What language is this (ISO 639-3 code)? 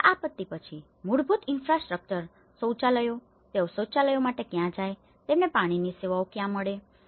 guj